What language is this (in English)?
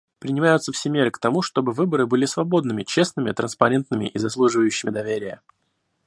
Russian